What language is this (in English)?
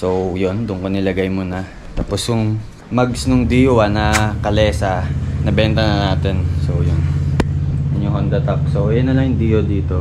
Filipino